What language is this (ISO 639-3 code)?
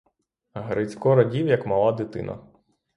ukr